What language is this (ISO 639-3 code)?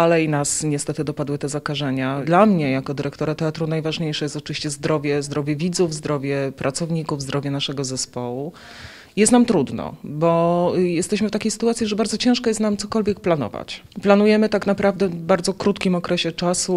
pol